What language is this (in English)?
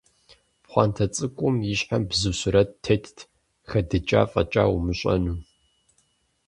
Kabardian